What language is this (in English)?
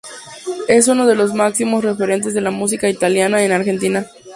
Spanish